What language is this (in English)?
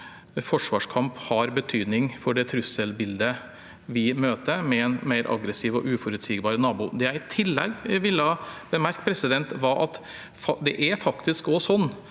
Norwegian